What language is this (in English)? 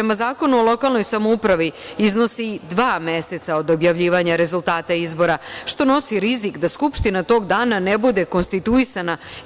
Serbian